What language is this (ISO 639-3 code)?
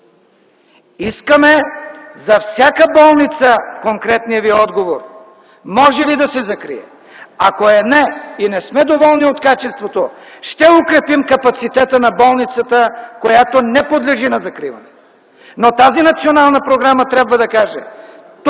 bul